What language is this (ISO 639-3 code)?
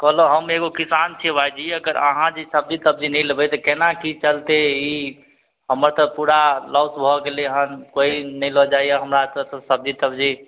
mai